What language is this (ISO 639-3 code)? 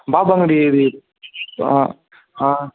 tel